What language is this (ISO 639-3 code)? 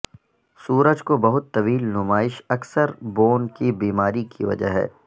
urd